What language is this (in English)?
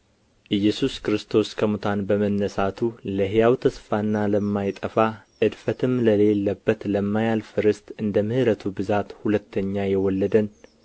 Amharic